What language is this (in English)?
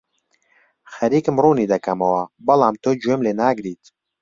Central Kurdish